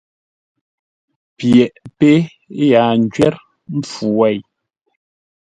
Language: Ngombale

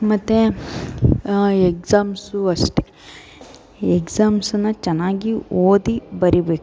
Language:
Kannada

